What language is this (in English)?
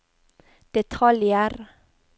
Norwegian